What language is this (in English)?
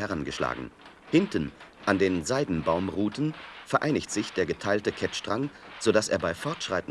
German